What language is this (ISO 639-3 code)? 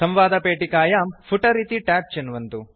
san